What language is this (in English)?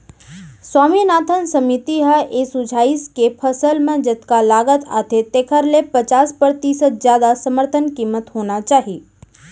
Chhattisgarhi